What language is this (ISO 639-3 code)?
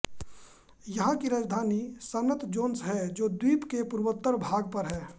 hin